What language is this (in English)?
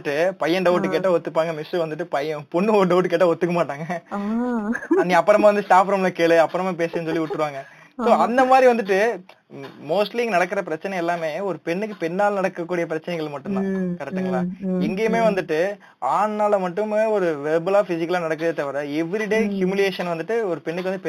Tamil